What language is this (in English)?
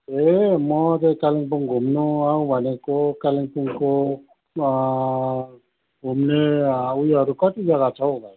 Nepali